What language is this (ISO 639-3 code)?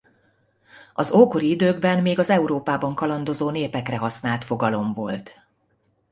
hun